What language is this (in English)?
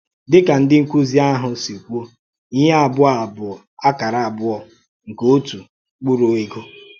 Igbo